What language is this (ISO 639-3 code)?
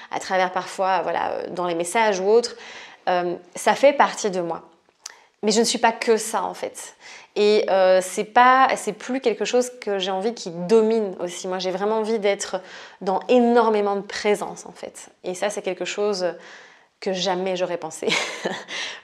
fra